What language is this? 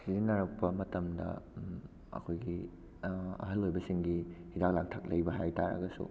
Manipuri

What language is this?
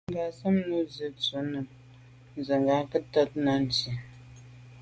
Medumba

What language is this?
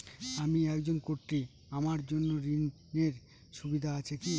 Bangla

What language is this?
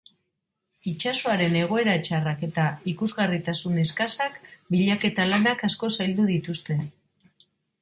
Basque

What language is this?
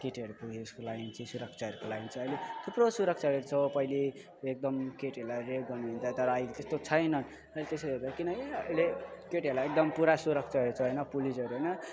Nepali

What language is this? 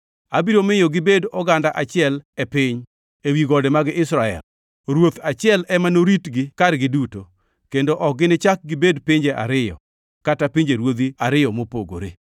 Luo (Kenya and Tanzania)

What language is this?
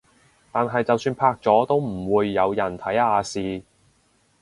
Cantonese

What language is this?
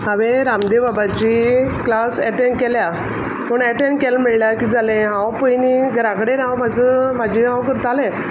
Konkani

